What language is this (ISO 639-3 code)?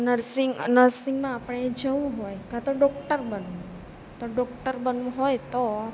guj